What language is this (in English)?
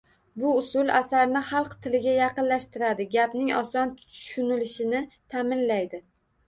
Uzbek